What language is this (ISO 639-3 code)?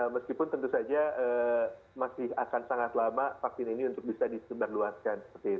ind